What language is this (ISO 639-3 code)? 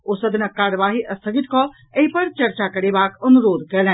mai